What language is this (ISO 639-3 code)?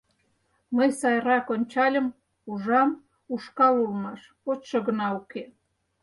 chm